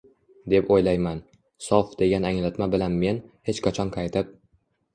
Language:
Uzbek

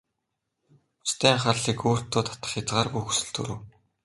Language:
Mongolian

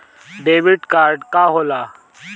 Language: Bhojpuri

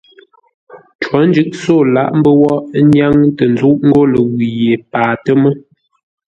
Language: Ngombale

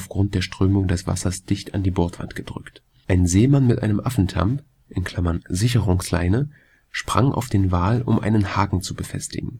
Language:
German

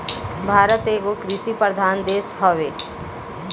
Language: Bhojpuri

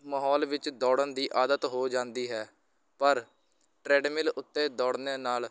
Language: Punjabi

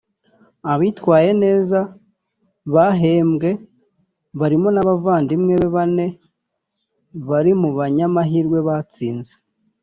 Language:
Kinyarwanda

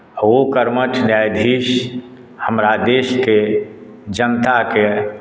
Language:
Maithili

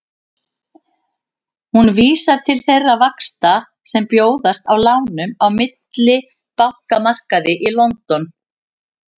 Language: Icelandic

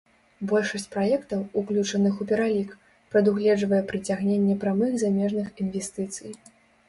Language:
Belarusian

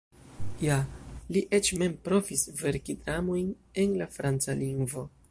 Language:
Esperanto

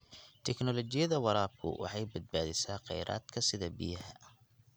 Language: Somali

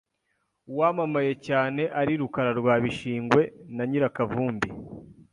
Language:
Kinyarwanda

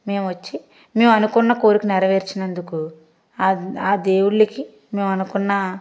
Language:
Telugu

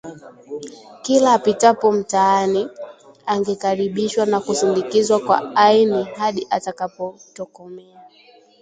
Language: Swahili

